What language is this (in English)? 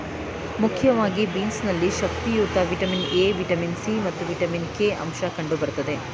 Kannada